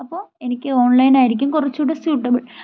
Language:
Malayalam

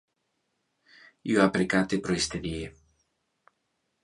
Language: Interlingua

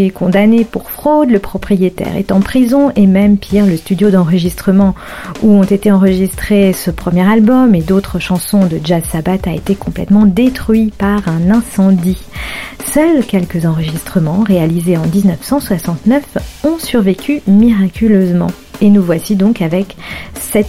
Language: French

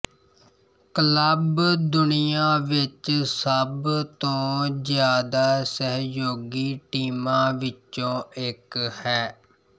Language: Punjabi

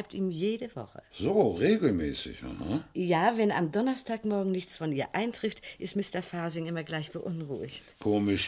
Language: German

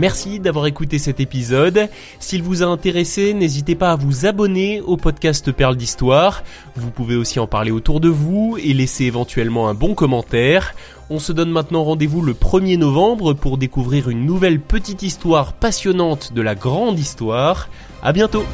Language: French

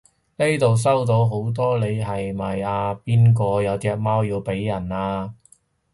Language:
Cantonese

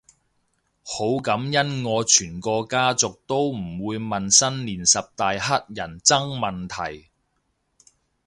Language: Cantonese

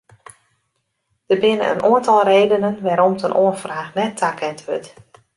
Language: Western Frisian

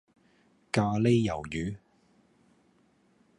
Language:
Cantonese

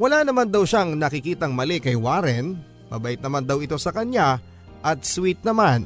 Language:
Filipino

